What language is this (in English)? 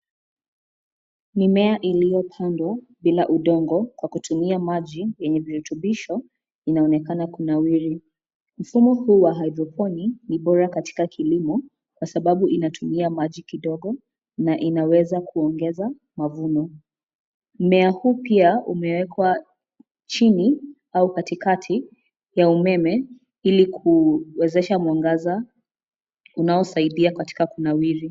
Swahili